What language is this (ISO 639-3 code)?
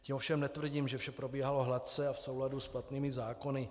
ces